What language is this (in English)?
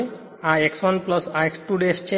Gujarati